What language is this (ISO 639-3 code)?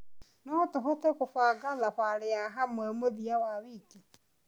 kik